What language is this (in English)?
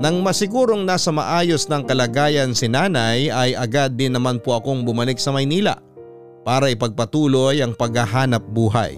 Filipino